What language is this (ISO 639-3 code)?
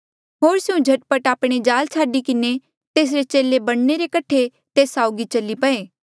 mjl